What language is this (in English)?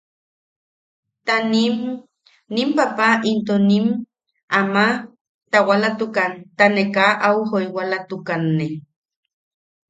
Yaqui